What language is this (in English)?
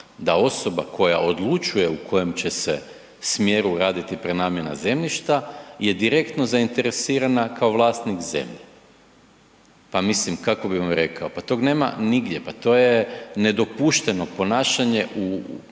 Croatian